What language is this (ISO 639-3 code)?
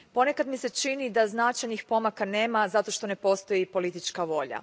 hrv